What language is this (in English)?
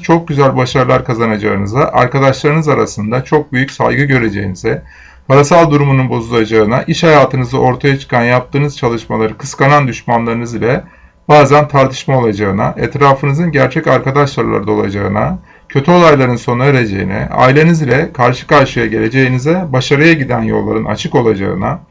Turkish